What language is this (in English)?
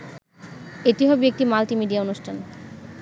Bangla